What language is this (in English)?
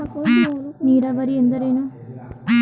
Kannada